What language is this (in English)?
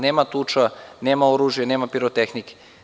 Serbian